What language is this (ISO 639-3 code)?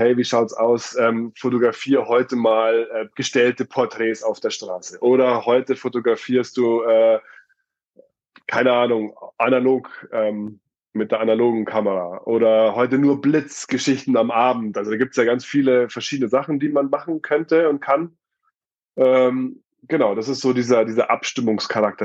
deu